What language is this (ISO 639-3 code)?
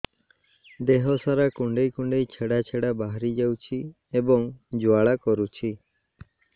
ori